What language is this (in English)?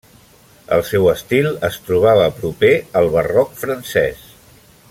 Catalan